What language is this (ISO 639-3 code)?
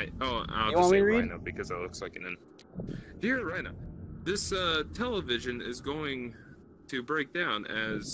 eng